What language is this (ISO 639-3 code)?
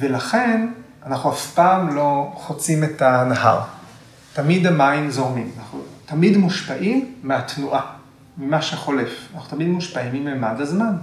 heb